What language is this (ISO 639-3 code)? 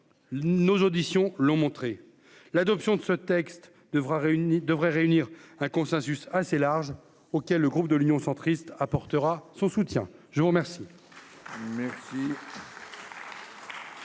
fra